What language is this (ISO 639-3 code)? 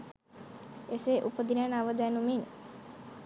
sin